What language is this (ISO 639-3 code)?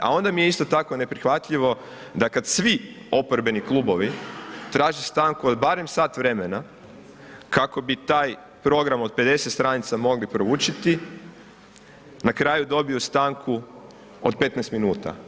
hrv